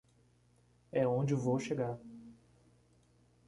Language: Portuguese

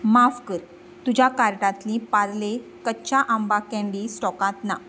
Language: Konkani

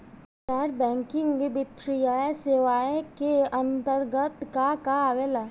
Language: Bhojpuri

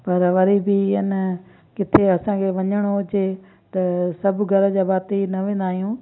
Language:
Sindhi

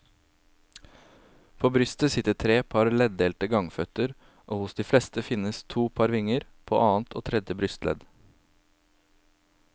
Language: Norwegian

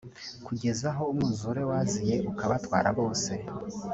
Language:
Kinyarwanda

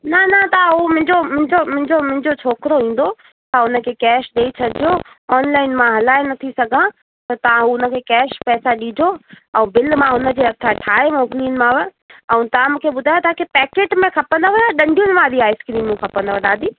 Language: Sindhi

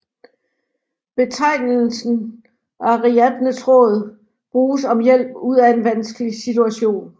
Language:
Danish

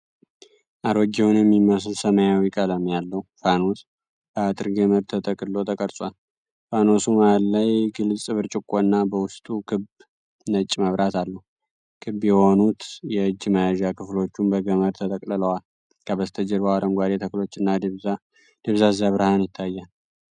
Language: Amharic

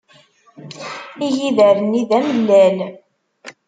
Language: Kabyle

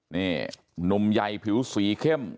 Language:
Thai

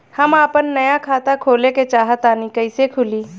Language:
Bhojpuri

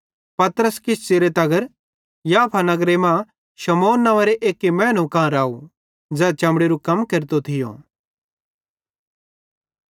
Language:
Bhadrawahi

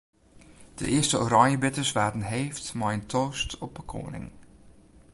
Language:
Western Frisian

